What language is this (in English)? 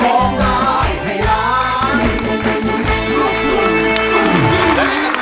Thai